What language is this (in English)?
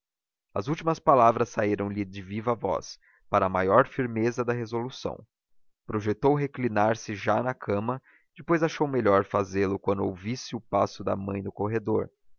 Portuguese